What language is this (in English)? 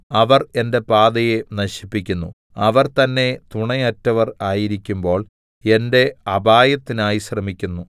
Malayalam